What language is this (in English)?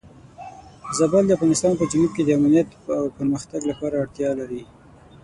Pashto